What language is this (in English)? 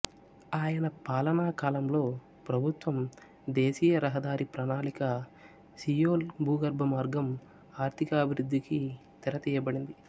Telugu